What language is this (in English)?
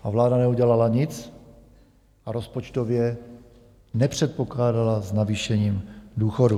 Czech